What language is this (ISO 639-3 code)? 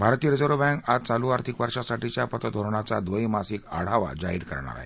mar